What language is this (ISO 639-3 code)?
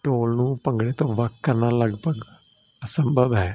pan